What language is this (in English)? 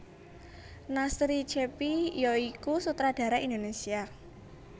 Javanese